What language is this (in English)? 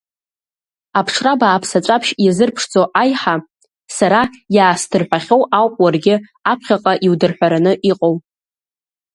Abkhazian